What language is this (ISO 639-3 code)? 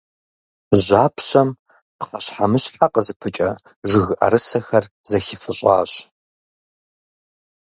kbd